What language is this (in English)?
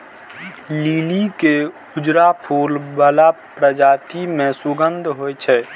Maithili